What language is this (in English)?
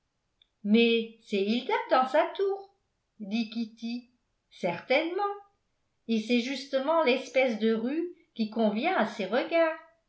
French